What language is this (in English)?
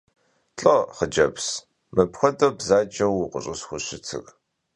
Kabardian